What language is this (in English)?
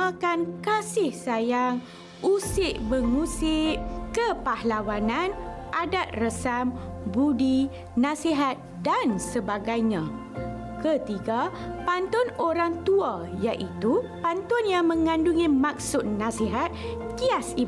Malay